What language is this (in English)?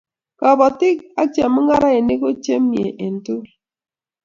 Kalenjin